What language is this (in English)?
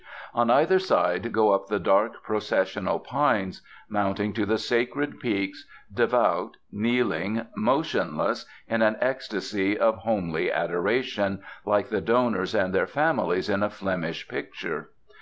English